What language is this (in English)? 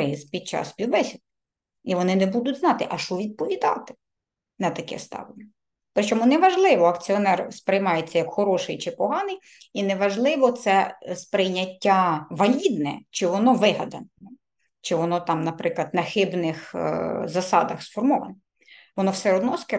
Ukrainian